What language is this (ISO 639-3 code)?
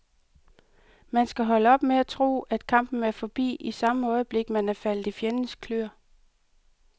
dan